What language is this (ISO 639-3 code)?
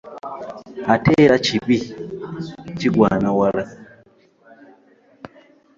lug